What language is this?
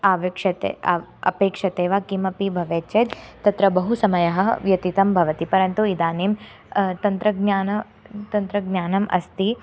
Sanskrit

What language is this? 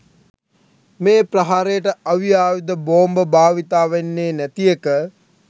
Sinhala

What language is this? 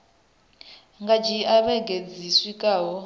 Venda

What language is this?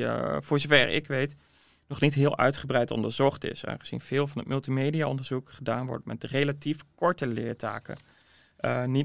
Dutch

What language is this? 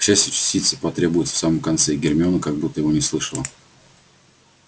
Russian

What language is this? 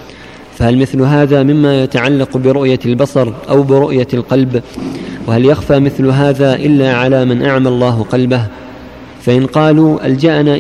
Arabic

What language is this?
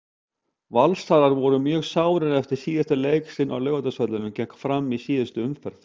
Icelandic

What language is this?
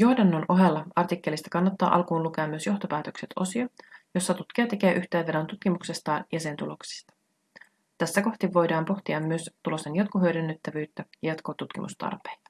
Finnish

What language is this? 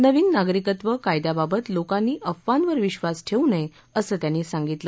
Marathi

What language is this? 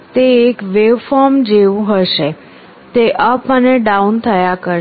Gujarati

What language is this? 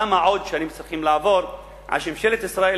Hebrew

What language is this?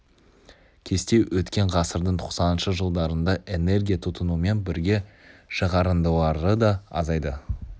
Kazakh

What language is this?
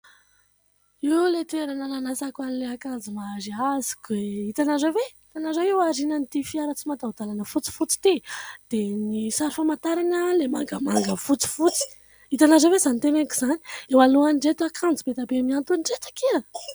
Malagasy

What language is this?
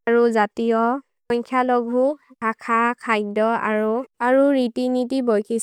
Maria (India)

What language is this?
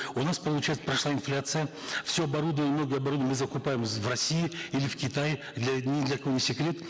Kazakh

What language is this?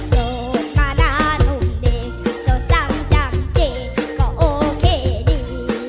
Thai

